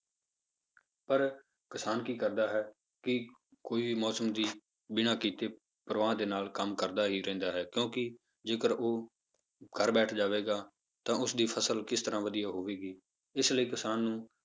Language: Punjabi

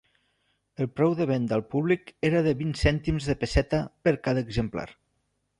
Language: Catalan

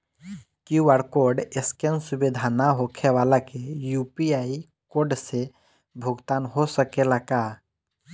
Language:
Bhojpuri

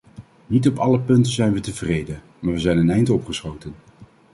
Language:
Dutch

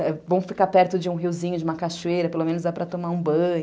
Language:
Portuguese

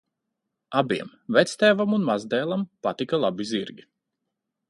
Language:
Latvian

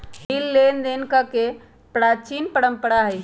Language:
Magahi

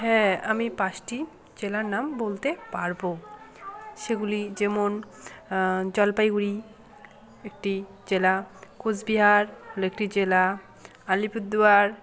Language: Bangla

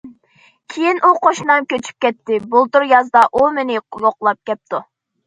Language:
Uyghur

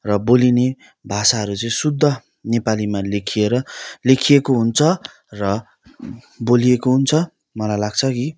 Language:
Nepali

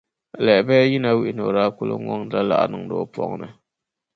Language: Dagbani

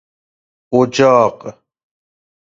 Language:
Persian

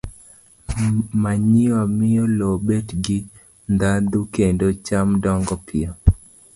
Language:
Luo (Kenya and Tanzania)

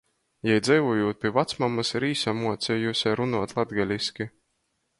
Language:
Latgalian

